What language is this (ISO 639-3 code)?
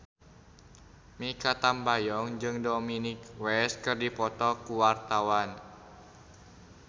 sun